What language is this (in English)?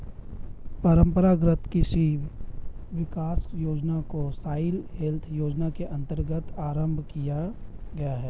Hindi